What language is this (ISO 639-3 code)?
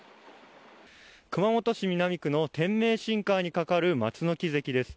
jpn